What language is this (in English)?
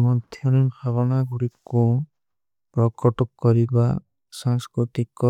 Kui (India)